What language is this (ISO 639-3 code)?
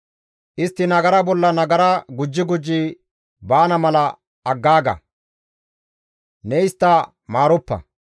gmv